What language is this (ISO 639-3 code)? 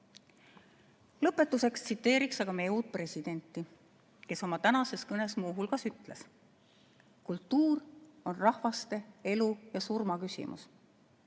est